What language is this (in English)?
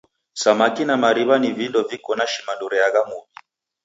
Taita